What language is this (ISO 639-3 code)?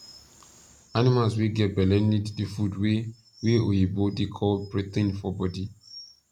pcm